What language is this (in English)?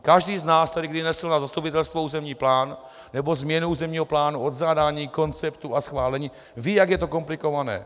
Czech